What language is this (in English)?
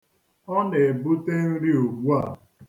Igbo